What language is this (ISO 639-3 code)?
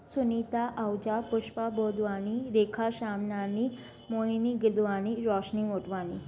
snd